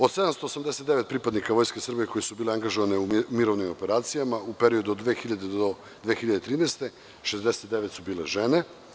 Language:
Serbian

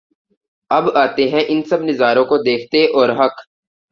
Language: Urdu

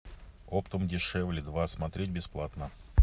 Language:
Russian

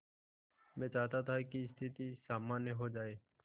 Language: Hindi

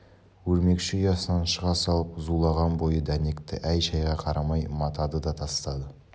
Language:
Kazakh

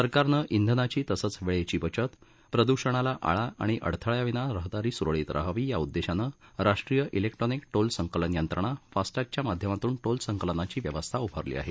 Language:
Marathi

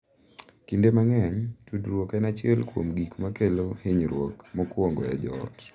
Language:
Luo (Kenya and Tanzania)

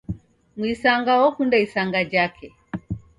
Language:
Taita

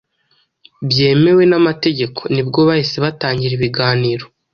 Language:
Kinyarwanda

